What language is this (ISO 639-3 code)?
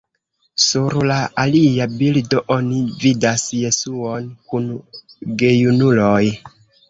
epo